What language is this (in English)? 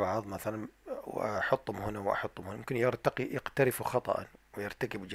Arabic